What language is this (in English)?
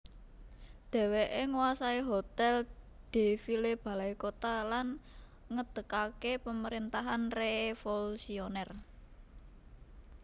Javanese